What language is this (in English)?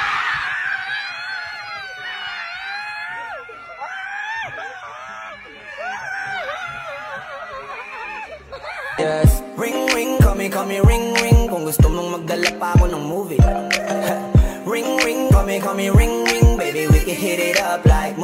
Dutch